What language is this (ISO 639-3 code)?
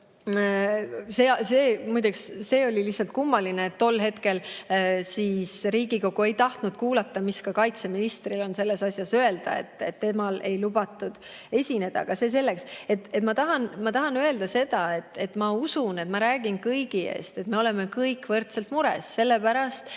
est